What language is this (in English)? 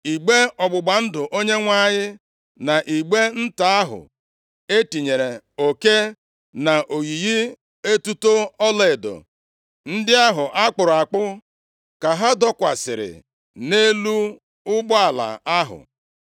Igbo